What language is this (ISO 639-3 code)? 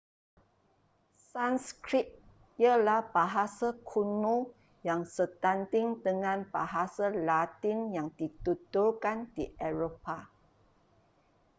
msa